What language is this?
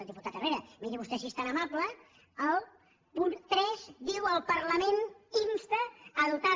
Catalan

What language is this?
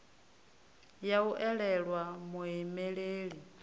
Venda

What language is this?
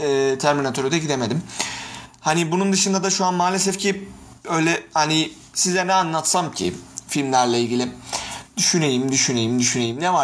Turkish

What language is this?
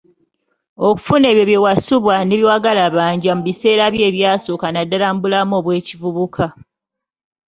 Ganda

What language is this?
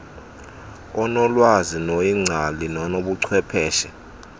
Xhosa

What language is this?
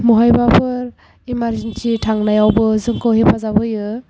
Bodo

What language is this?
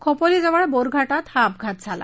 Marathi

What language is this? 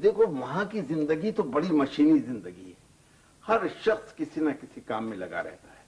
Urdu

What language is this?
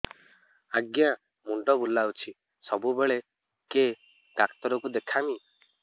Odia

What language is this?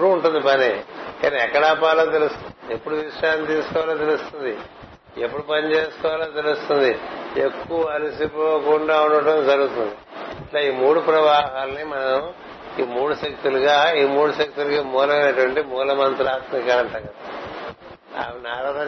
Telugu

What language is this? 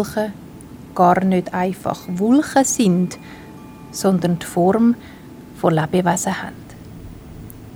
German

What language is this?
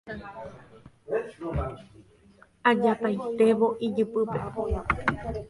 Guarani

